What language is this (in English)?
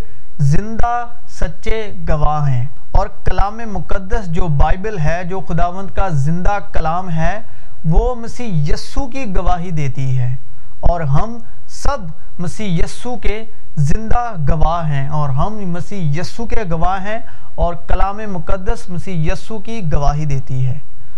Urdu